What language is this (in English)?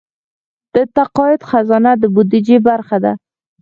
Pashto